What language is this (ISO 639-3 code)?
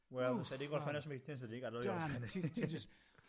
cym